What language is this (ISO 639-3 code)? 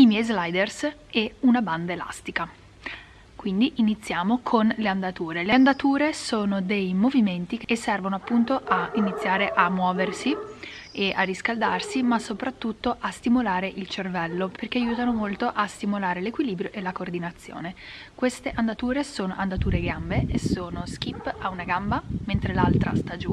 ita